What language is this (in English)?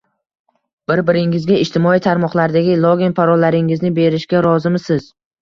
Uzbek